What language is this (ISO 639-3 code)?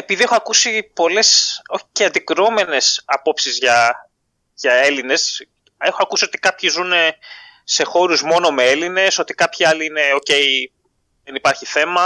ell